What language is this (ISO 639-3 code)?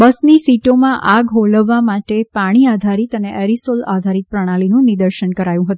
guj